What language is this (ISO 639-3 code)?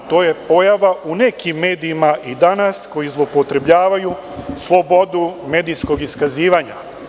srp